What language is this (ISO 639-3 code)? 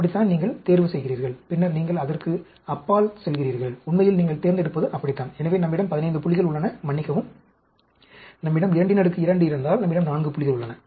tam